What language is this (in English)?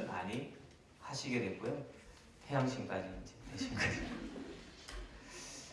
Korean